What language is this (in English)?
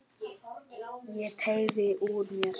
Icelandic